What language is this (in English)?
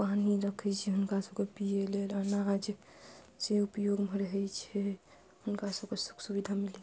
Maithili